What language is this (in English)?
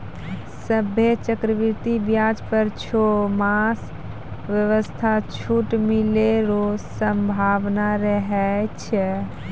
Maithili